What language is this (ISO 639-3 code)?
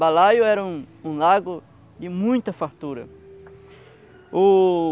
por